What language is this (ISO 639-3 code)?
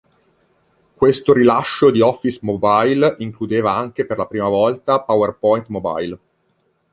ita